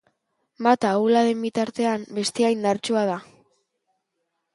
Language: Basque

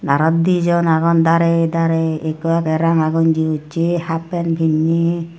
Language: Chakma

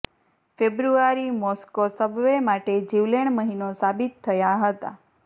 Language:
Gujarati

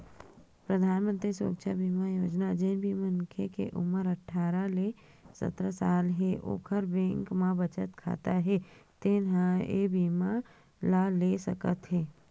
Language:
Chhattisgarhi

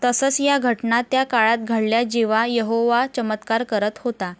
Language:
Marathi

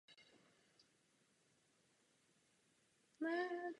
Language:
Czech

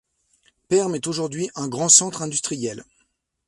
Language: French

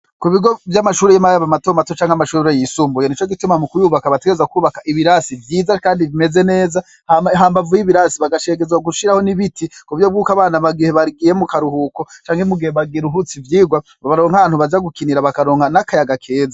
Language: Rundi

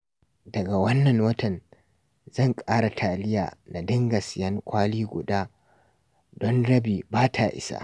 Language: Hausa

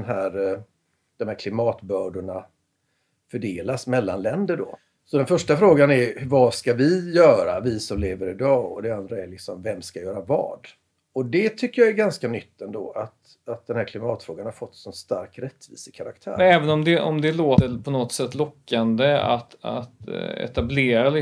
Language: Swedish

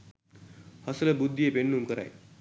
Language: Sinhala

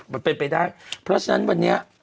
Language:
Thai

